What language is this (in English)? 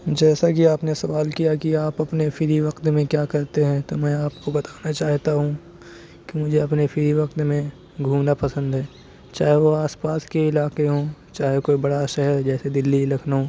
Urdu